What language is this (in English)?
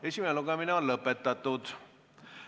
Estonian